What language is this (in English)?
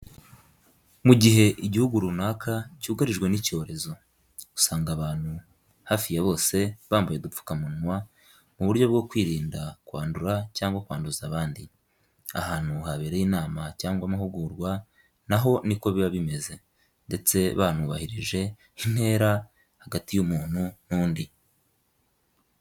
Kinyarwanda